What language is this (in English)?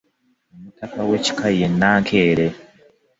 Ganda